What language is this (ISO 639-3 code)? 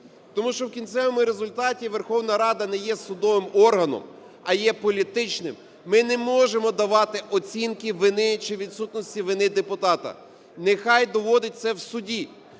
ukr